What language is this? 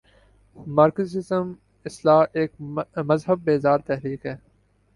Urdu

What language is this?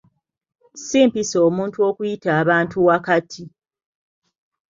Ganda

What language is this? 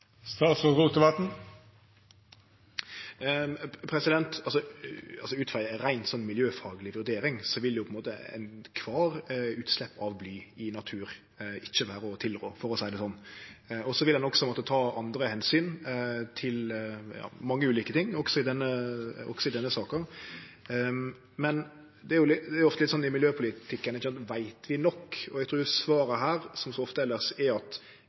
Norwegian Nynorsk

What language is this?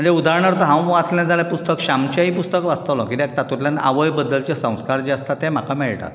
Konkani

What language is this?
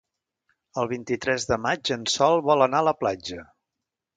Catalan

